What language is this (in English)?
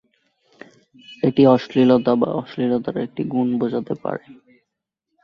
Bangla